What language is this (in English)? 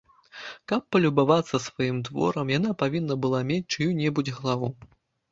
Belarusian